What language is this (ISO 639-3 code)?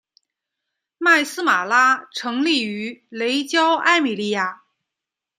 zho